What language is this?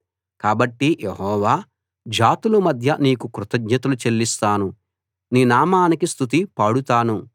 Telugu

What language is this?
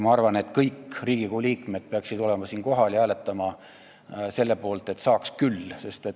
Estonian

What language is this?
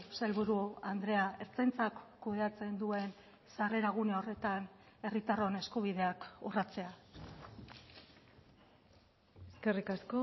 Basque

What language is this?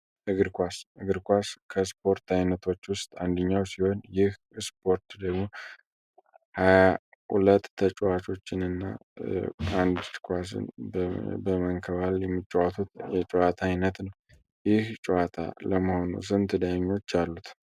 Amharic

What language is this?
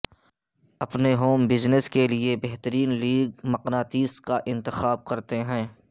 Urdu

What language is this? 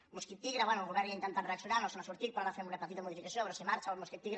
Catalan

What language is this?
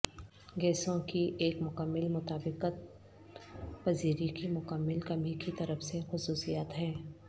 Urdu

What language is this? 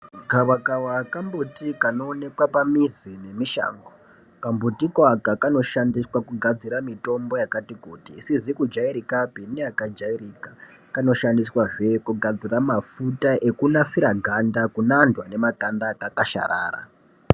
Ndau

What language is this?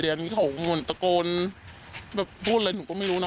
Thai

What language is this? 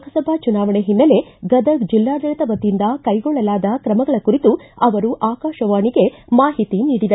Kannada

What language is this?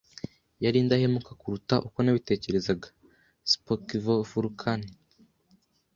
Kinyarwanda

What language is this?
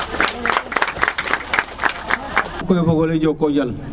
Serer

